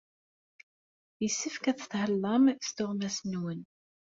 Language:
Kabyle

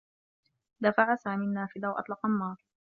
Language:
Arabic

